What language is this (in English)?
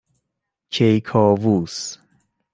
Persian